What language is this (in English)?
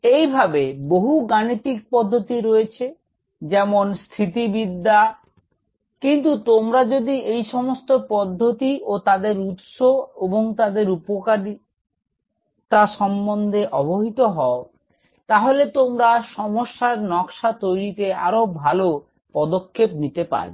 Bangla